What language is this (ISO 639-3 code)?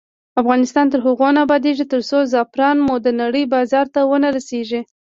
pus